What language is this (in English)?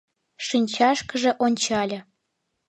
Mari